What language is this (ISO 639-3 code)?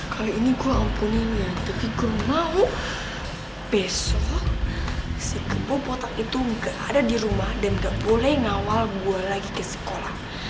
ind